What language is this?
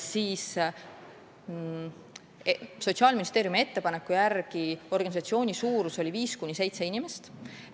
Estonian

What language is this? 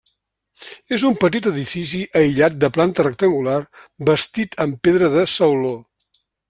Catalan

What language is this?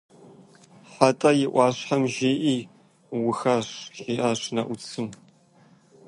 Kabardian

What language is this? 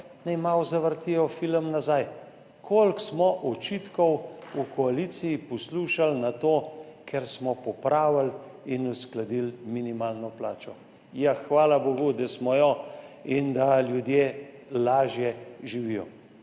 Slovenian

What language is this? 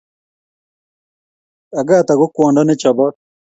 Kalenjin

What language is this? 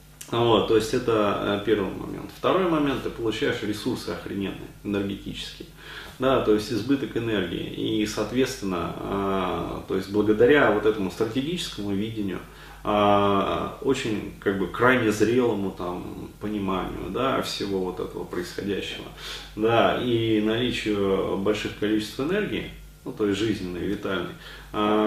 Russian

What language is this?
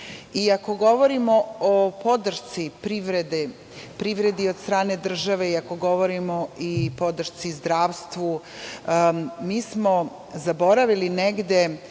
Serbian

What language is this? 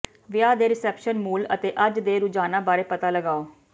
Punjabi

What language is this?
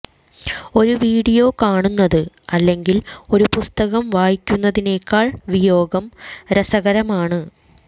Malayalam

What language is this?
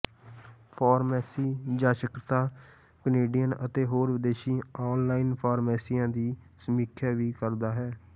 Punjabi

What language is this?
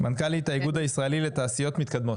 Hebrew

